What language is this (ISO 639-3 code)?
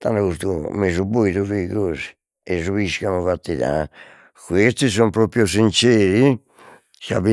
srd